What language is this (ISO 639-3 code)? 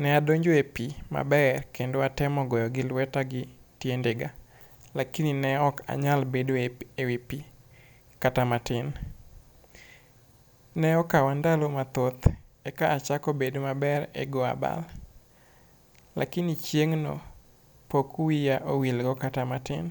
luo